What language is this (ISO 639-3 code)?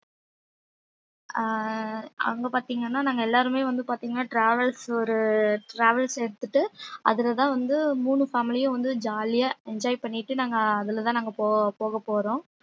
tam